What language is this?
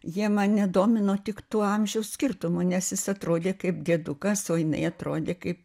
Lithuanian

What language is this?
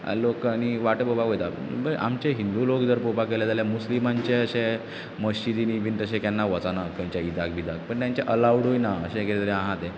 Konkani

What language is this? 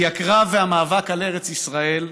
Hebrew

